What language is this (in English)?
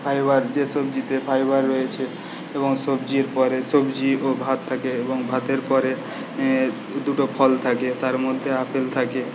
Bangla